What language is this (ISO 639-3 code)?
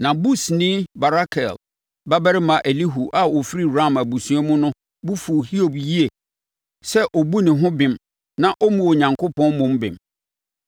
aka